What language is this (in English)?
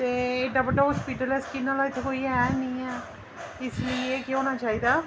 Dogri